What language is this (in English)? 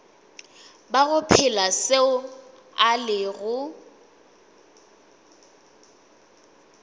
Northern Sotho